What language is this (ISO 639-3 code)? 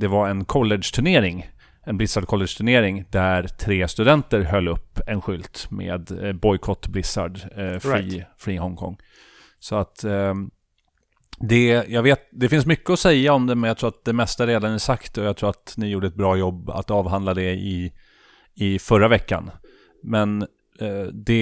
swe